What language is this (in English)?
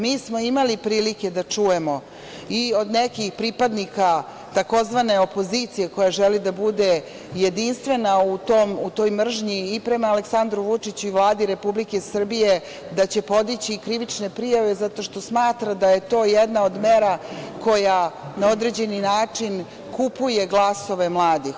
Serbian